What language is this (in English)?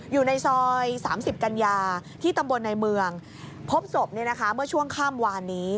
Thai